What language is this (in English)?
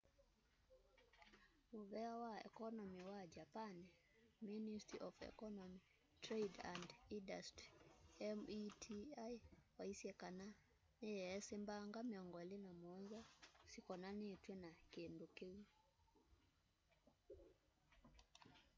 Kamba